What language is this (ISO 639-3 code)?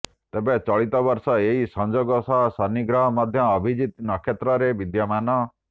ori